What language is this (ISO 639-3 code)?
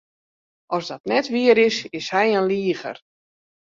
fry